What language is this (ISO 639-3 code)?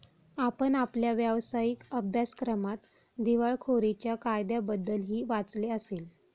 mar